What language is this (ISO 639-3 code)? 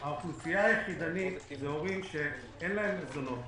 heb